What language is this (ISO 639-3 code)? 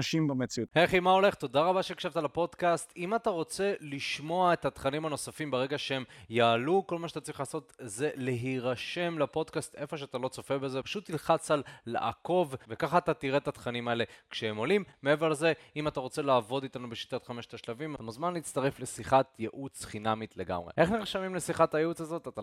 heb